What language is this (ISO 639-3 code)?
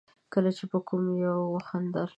pus